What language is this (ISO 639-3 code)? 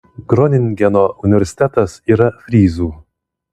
lit